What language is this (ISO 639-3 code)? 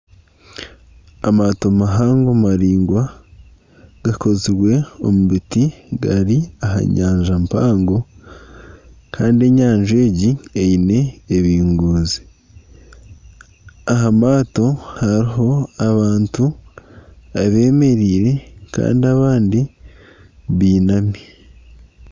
nyn